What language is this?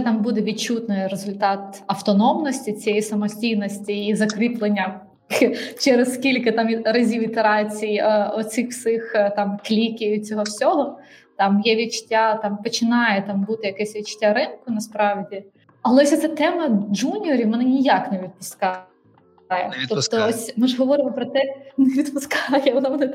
Ukrainian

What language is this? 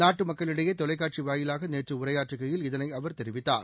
Tamil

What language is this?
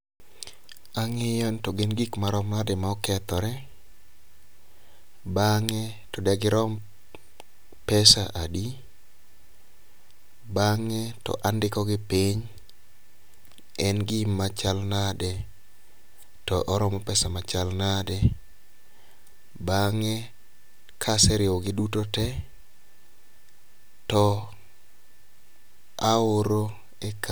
Luo (Kenya and Tanzania)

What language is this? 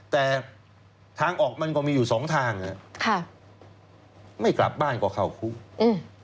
Thai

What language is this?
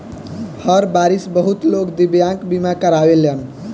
Bhojpuri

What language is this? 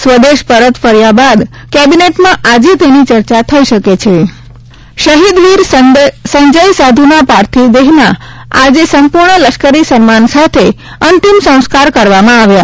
Gujarati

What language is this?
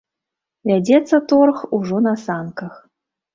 Belarusian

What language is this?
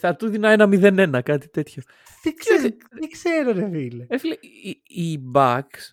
Greek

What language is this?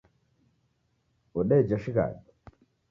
Taita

